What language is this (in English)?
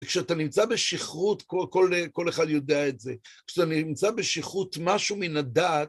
Hebrew